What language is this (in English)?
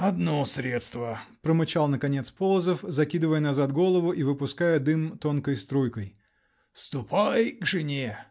Russian